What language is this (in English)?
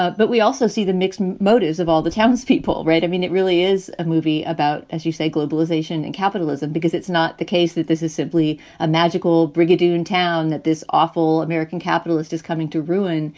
English